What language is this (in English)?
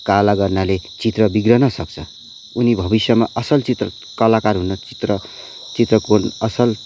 Nepali